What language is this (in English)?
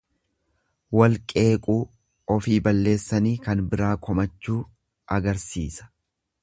Oromo